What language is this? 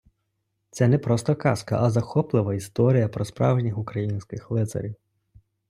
Ukrainian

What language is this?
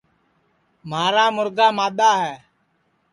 Sansi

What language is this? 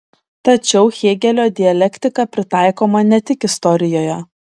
Lithuanian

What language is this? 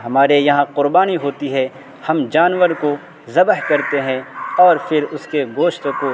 Urdu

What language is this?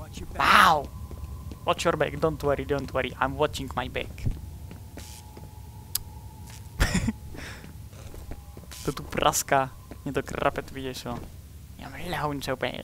Czech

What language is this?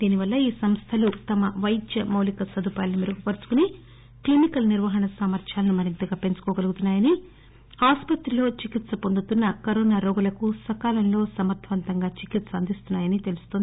Telugu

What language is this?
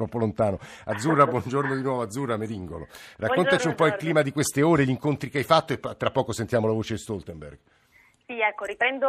Italian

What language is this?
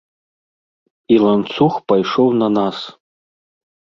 Belarusian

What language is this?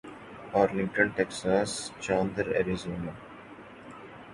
Urdu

